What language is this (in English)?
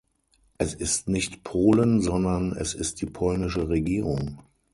German